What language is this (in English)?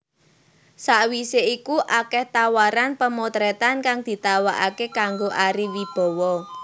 Javanese